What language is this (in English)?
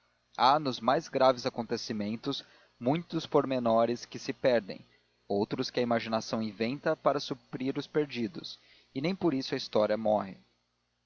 Portuguese